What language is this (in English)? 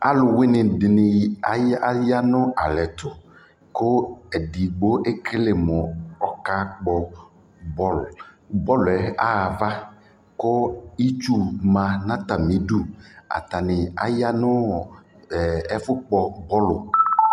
Ikposo